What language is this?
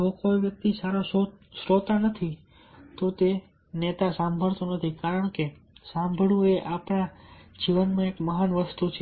Gujarati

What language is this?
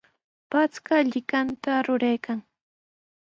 Sihuas Ancash Quechua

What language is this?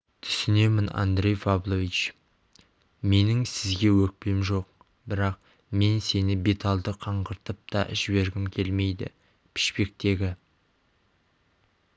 Kazakh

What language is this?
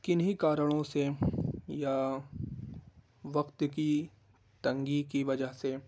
Urdu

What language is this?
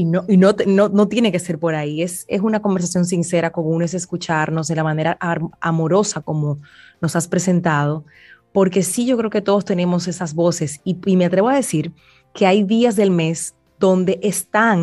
Spanish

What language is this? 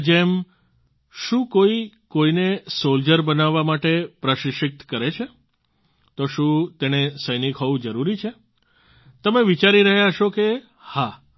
Gujarati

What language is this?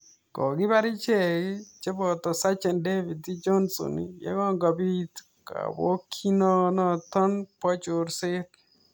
Kalenjin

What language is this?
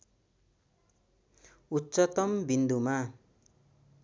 Nepali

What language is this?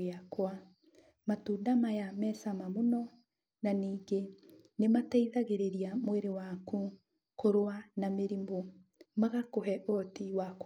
Kikuyu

